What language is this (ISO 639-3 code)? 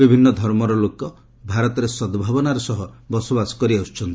ori